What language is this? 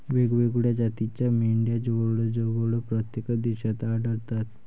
Marathi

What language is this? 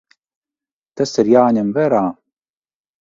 Latvian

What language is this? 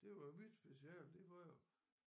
Danish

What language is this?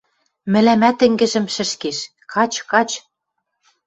Western Mari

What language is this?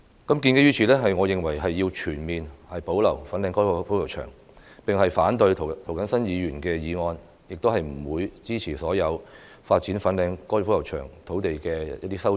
Cantonese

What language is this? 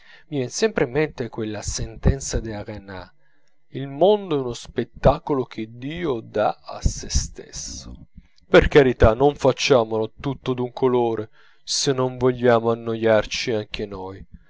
Italian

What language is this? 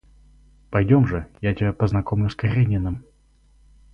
Russian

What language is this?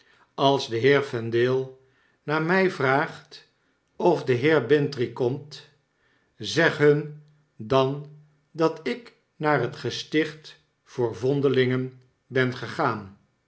Dutch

